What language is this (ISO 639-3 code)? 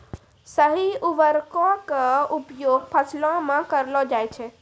mai